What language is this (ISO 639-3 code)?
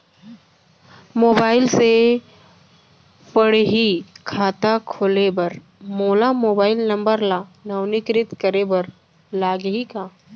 hne